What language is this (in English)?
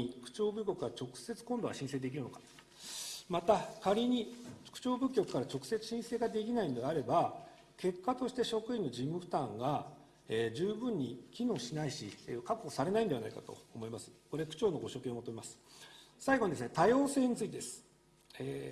Japanese